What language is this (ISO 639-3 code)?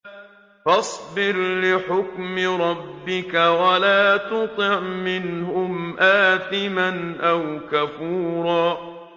ara